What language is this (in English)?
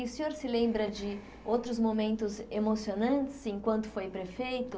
Portuguese